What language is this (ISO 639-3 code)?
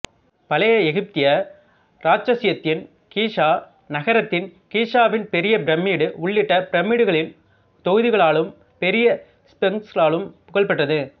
tam